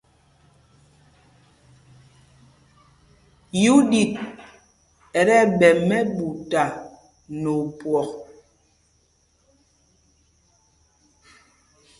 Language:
Mpumpong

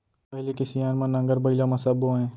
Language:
Chhattisgarhi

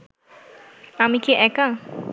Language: Bangla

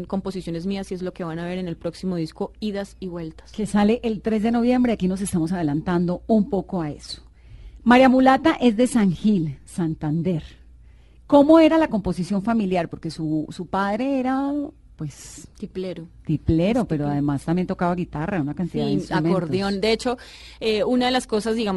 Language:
Spanish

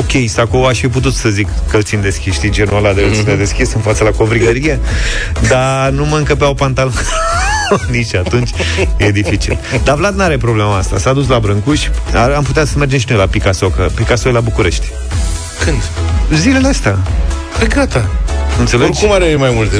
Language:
Romanian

